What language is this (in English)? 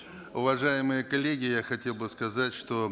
Kazakh